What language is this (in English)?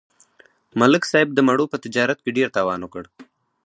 Pashto